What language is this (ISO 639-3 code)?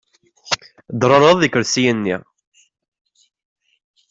kab